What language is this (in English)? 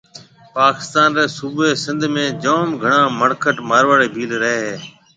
Marwari (Pakistan)